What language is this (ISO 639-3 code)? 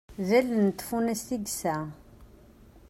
kab